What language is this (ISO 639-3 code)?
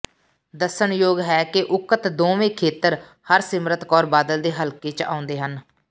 pan